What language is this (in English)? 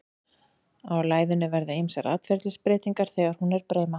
Icelandic